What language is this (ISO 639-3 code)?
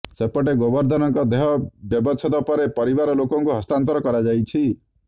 ori